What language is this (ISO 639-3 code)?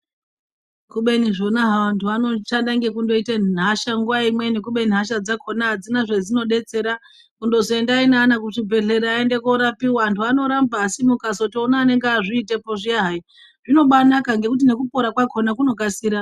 ndc